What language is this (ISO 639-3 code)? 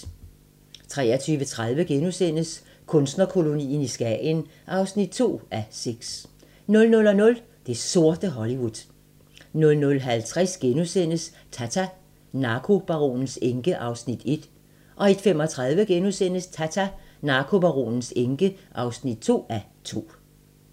dan